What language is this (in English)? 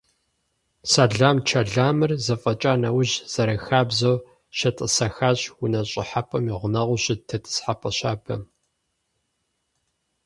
Kabardian